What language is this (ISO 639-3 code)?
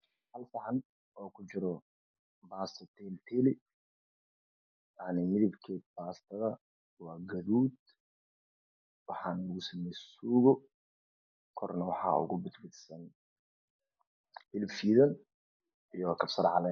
som